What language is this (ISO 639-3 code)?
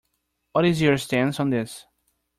eng